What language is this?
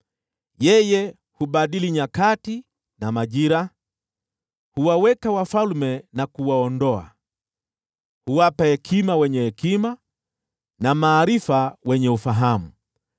Swahili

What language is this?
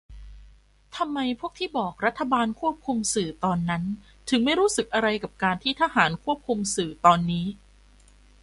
Thai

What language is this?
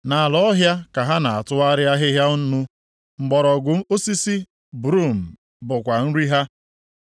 Igbo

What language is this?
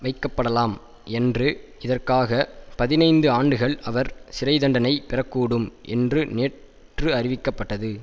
Tamil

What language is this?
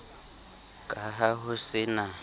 Southern Sotho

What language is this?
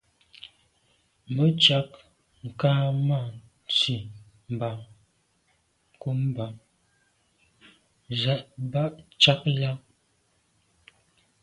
Medumba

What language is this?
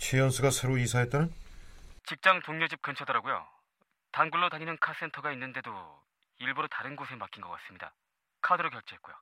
Korean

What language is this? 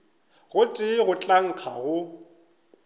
Northern Sotho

